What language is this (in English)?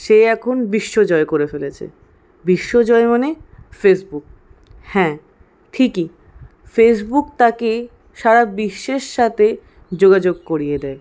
Bangla